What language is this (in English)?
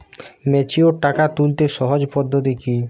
Bangla